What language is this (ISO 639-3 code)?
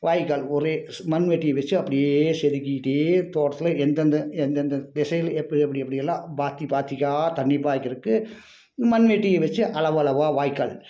tam